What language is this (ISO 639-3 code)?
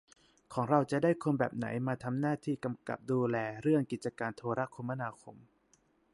tha